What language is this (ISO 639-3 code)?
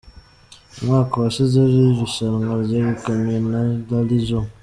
kin